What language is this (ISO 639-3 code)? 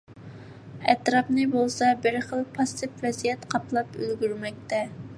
uig